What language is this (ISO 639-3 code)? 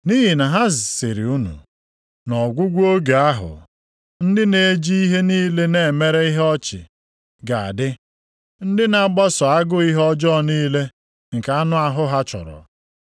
ibo